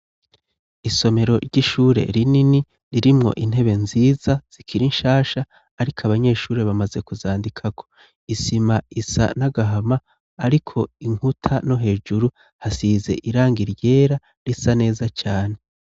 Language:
Rundi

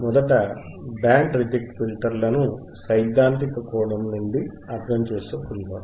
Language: Telugu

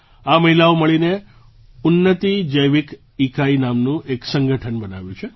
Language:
Gujarati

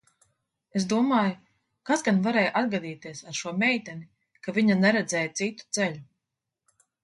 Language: Latvian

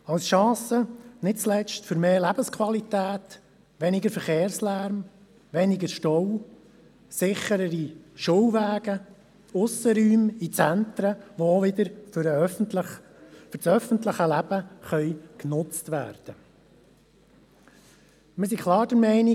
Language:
Swiss German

